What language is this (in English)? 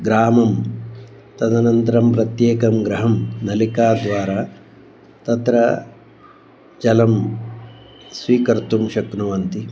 Sanskrit